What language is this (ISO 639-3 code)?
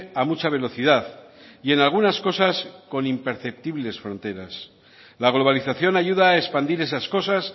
spa